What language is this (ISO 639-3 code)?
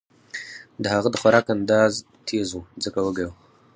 pus